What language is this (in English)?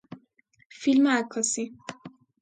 Persian